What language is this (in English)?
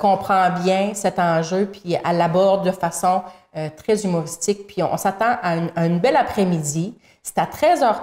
French